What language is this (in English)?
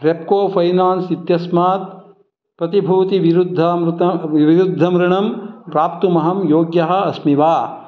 Sanskrit